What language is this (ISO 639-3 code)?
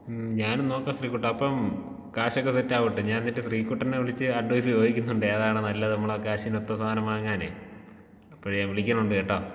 mal